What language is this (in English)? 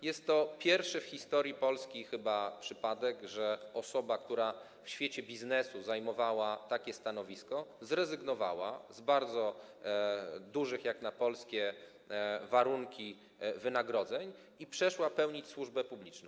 Polish